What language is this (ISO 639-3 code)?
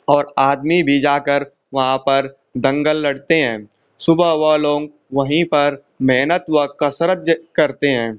hin